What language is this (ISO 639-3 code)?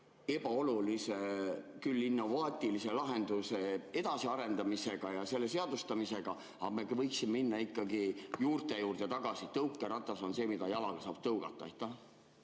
est